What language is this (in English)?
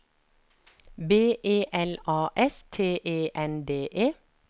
Norwegian